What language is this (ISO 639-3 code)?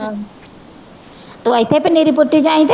pan